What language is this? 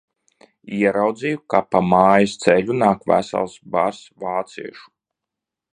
Latvian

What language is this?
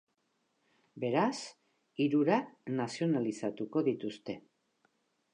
Basque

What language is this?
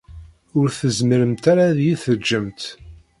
Kabyle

